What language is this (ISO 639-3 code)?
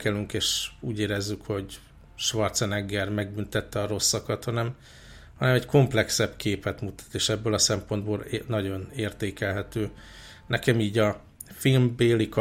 hun